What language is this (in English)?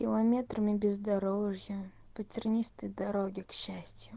Russian